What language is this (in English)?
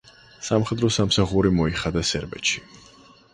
Georgian